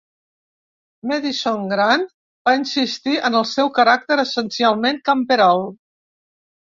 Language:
Catalan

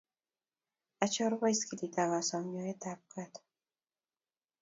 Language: Kalenjin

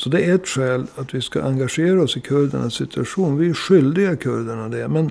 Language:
Swedish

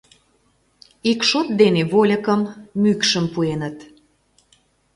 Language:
Mari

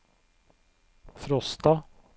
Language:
Norwegian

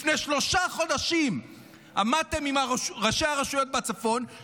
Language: Hebrew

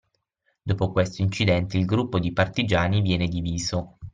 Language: Italian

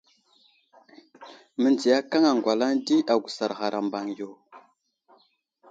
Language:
Wuzlam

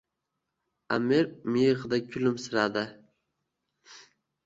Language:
Uzbek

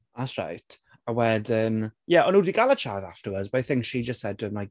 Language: Welsh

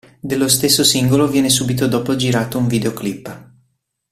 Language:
Italian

